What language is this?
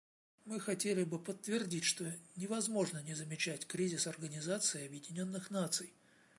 Russian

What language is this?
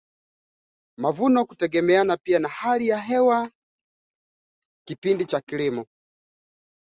Swahili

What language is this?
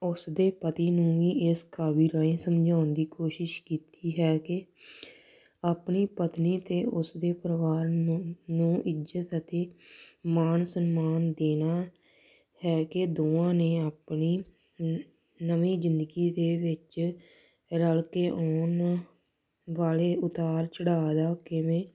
Punjabi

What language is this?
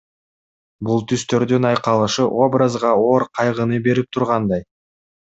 Kyrgyz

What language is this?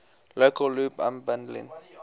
English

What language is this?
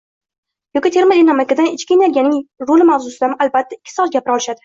Uzbek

